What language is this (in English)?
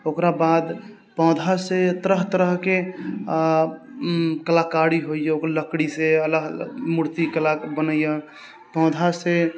Maithili